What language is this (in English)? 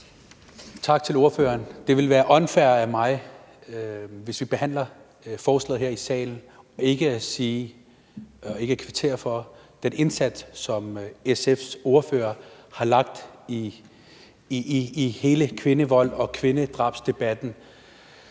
Danish